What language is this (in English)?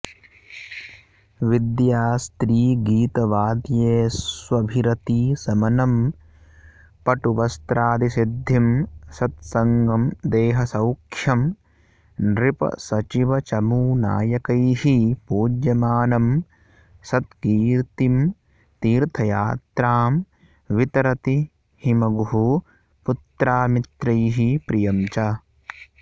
Sanskrit